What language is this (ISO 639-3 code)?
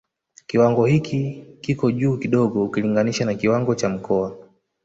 swa